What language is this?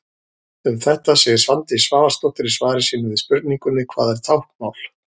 Icelandic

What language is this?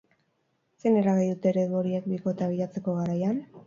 Basque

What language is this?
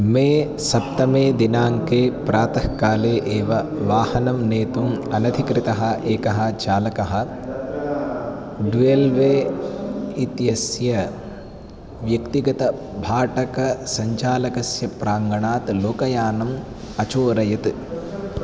Sanskrit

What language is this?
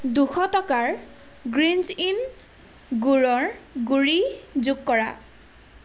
Assamese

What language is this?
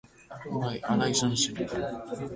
Basque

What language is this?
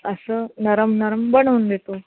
Marathi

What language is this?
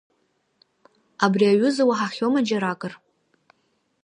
Abkhazian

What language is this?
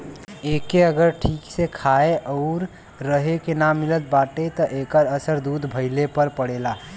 Bhojpuri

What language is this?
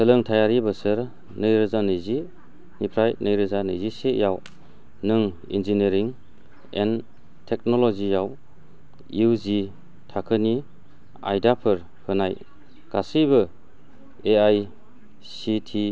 Bodo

